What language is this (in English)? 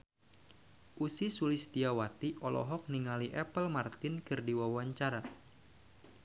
Sundanese